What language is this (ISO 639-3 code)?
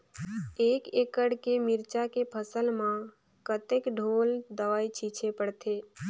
hne